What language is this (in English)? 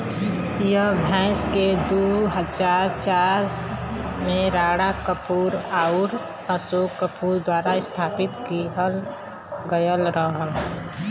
Bhojpuri